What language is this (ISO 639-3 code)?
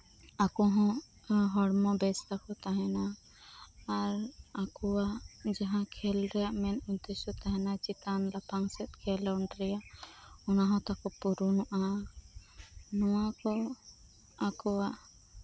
sat